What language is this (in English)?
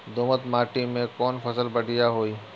Bhojpuri